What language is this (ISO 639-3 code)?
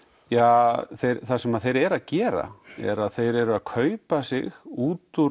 isl